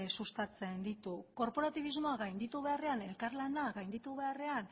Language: Basque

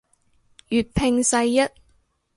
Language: Cantonese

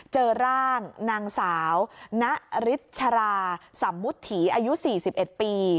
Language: Thai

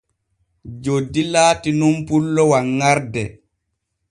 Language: Borgu Fulfulde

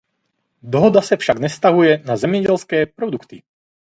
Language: Czech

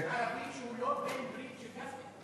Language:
Hebrew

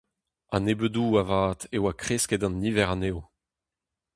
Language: Breton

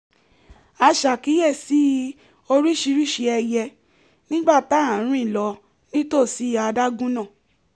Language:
Yoruba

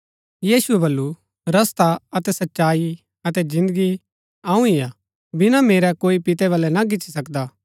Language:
Gaddi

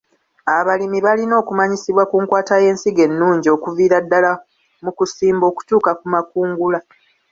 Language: Ganda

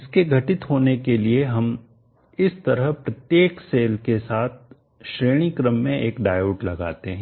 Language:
Hindi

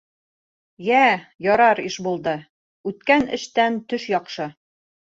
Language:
Bashkir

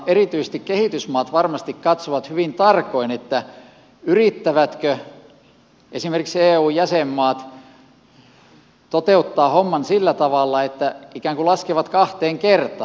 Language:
Finnish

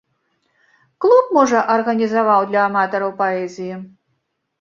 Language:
Belarusian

